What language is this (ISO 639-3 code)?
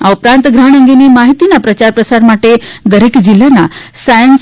guj